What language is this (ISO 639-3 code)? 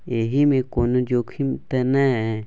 mai